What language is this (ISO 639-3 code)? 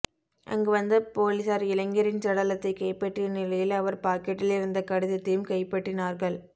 tam